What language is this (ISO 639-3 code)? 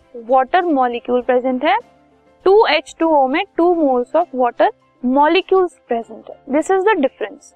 hin